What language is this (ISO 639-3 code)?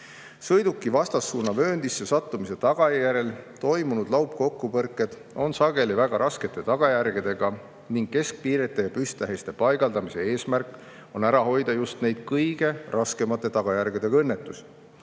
est